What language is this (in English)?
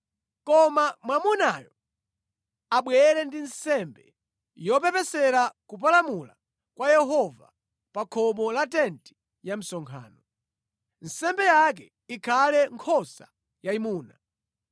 Nyanja